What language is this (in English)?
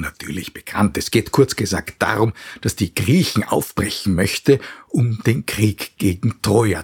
German